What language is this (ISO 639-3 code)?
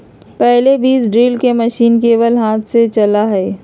mag